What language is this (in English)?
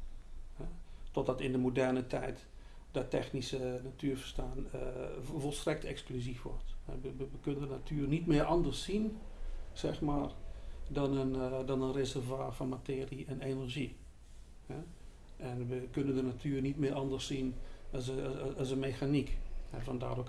Dutch